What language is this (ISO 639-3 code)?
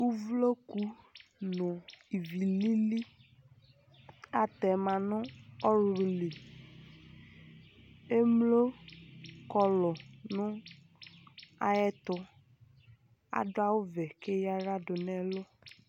kpo